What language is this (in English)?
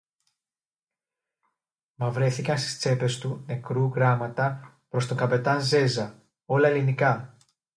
Greek